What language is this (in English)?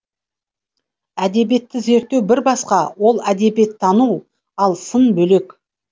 Kazakh